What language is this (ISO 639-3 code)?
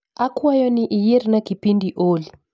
luo